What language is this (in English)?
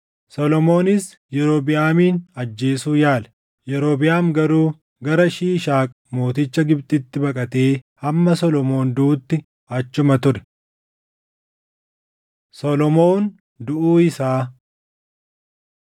Oromo